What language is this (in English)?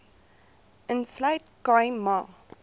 Afrikaans